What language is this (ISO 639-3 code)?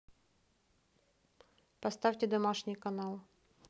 rus